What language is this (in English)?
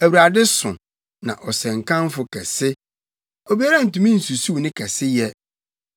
Akan